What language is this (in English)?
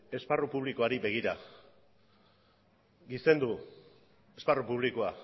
Basque